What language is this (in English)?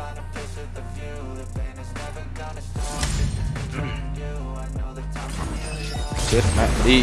Vietnamese